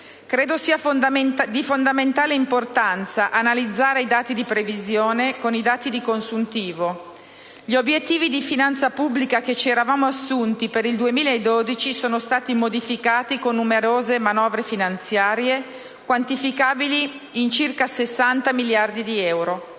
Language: Italian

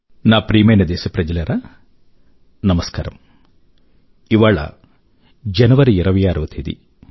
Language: Telugu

